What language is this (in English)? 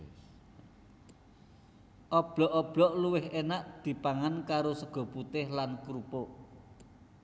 Javanese